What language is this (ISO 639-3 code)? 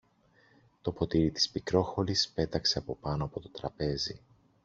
ell